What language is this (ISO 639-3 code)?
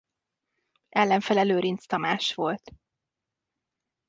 hun